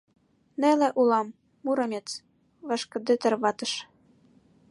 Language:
Mari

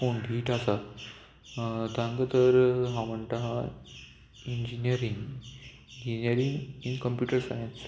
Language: Konkani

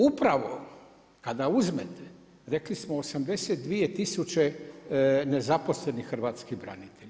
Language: Croatian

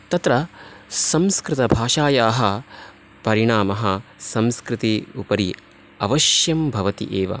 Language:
Sanskrit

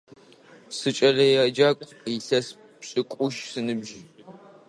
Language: Adyghe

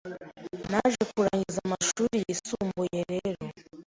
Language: Kinyarwanda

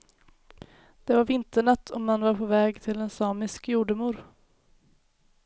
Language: Swedish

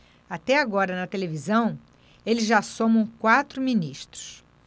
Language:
Portuguese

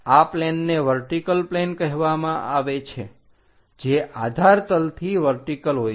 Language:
Gujarati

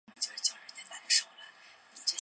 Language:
Chinese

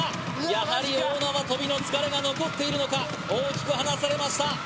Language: Japanese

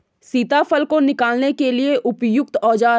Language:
Hindi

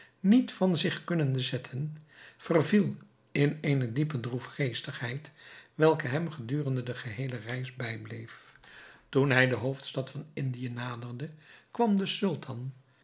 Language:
Dutch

